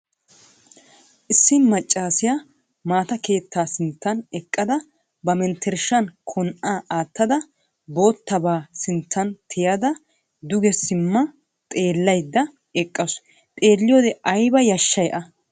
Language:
Wolaytta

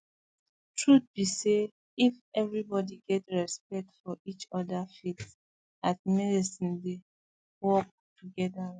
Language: Nigerian Pidgin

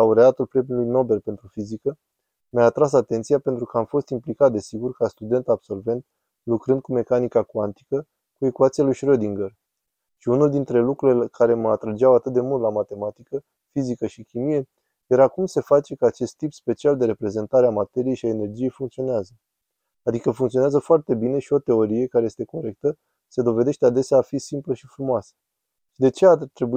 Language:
Romanian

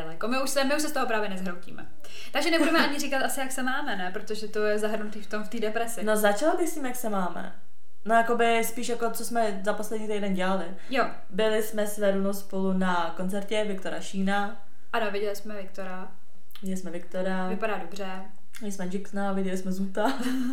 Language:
Czech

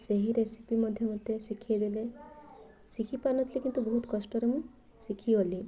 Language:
Odia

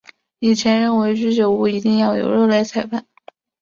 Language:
Chinese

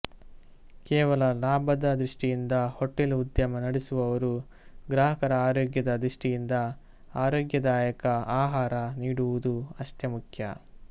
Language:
Kannada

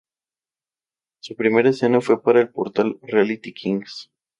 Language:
Spanish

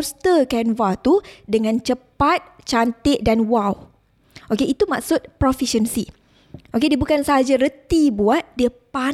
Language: Malay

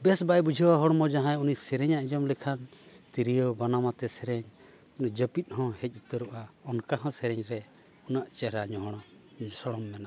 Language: Santali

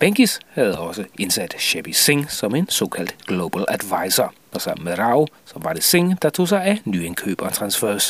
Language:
Danish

